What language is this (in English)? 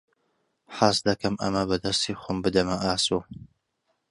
Central Kurdish